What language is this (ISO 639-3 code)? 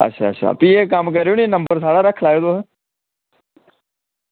doi